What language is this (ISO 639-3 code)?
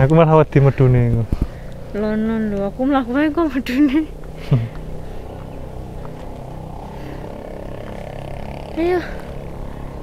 ind